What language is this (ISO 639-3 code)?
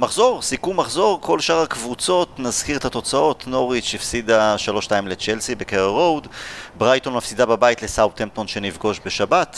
heb